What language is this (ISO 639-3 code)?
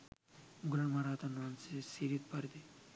sin